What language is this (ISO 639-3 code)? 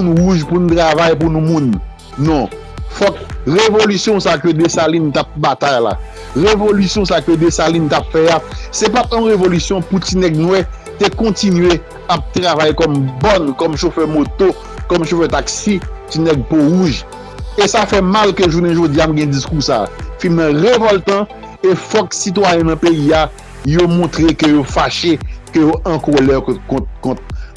fra